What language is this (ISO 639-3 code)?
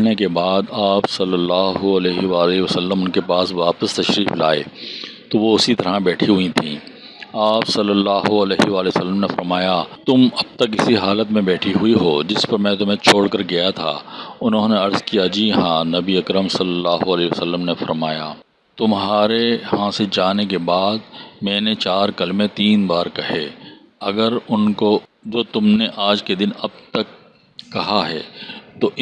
urd